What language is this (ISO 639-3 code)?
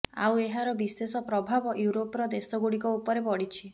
ori